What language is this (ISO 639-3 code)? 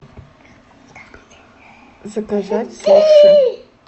rus